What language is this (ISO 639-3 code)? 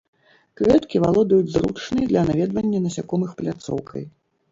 bel